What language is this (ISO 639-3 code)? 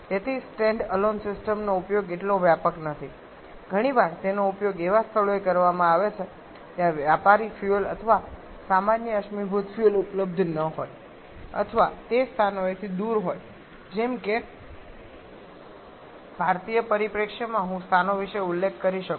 guj